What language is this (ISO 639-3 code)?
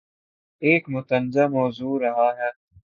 urd